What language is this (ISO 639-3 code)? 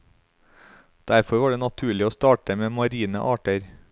nor